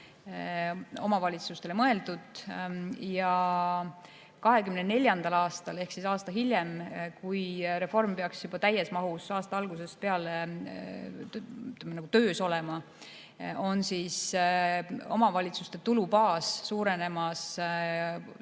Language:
Estonian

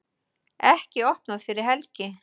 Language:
Icelandic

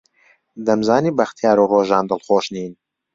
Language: Central Kurdish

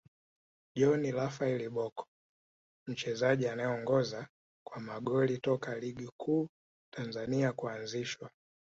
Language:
Swahili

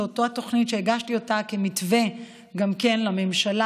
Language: Hebrew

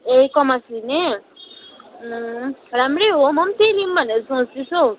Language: Nepali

